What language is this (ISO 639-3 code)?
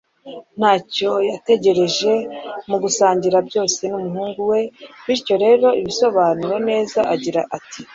kin